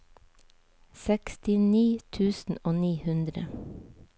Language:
Norwegian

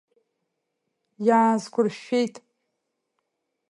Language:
Abkhazian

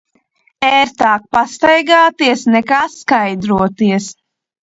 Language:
Latvian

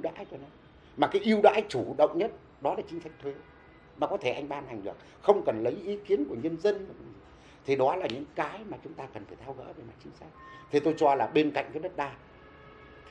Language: Vietnamese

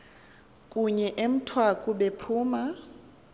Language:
Xhosa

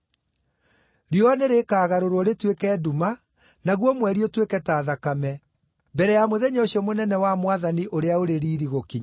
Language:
Kikuyu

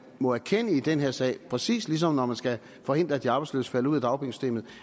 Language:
Danish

